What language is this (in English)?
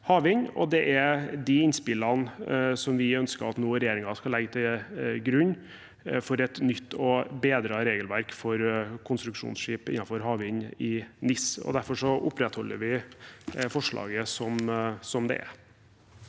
Norwegian